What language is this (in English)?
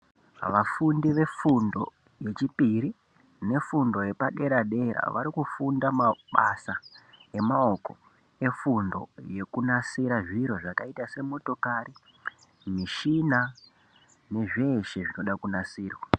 Ndau